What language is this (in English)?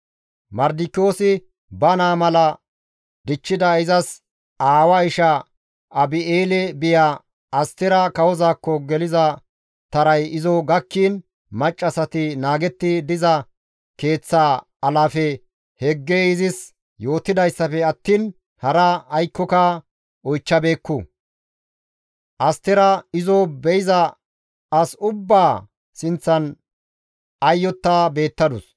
Gamo